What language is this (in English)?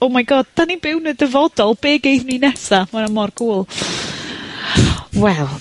Welsh